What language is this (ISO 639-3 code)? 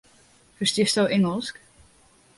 fry